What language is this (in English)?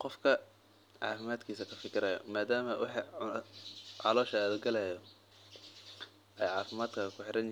Somali